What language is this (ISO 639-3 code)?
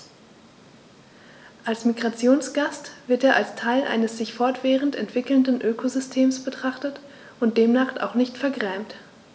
deu